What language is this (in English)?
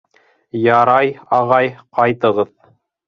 Bashkir